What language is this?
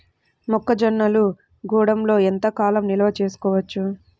Telugu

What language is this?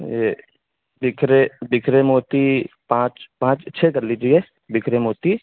Urdu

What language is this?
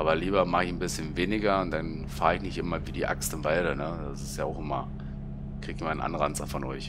German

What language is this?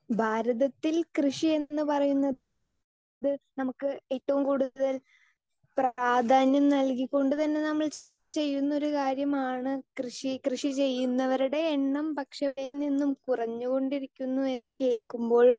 Malayalam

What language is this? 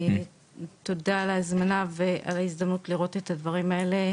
Hebrew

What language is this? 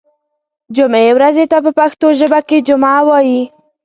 Pashto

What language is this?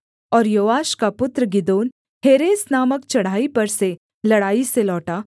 Hindi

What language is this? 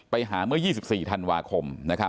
Thai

